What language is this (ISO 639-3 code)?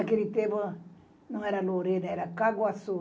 por